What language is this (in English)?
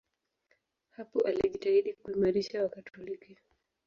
Swahili